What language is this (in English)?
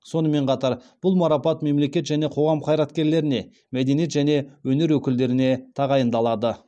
Kazakh